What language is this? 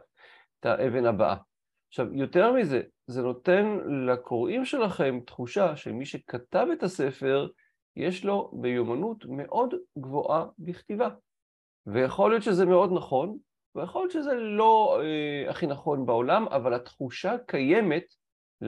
Hebrew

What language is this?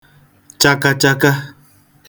Igbo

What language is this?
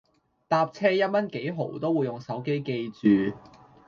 Cantonese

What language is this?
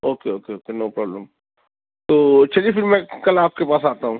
Urdu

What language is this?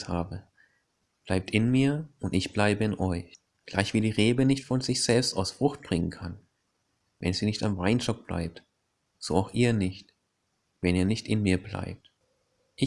German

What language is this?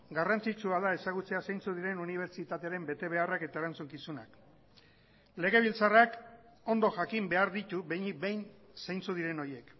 Basque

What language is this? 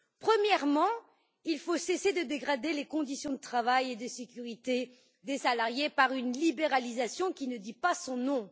French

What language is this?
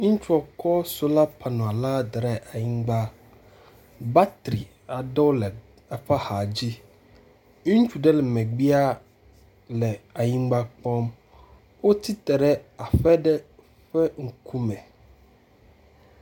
Ewe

